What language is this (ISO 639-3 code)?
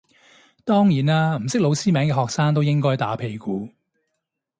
yue